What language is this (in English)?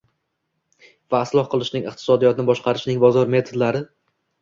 Uzbek